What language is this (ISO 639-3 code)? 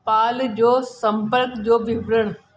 snd